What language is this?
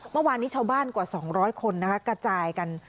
Thai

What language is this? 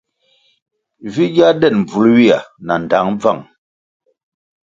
Kwasio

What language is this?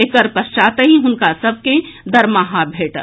Maithili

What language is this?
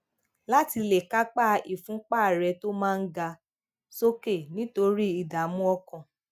Yoruba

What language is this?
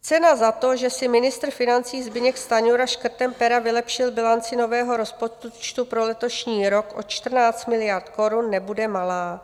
Czech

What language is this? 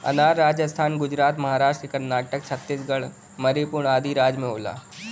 Bhojpuri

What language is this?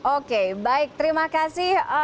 Indonesian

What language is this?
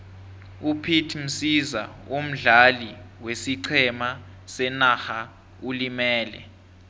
South Ndebele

